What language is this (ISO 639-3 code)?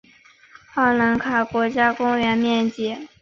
zho